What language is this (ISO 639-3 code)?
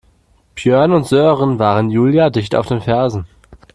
deu